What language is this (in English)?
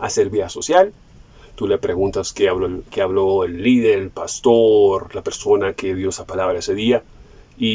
Spanish